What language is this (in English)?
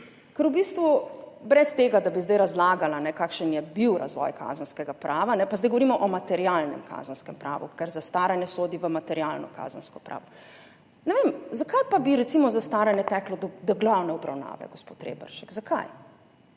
Slovenian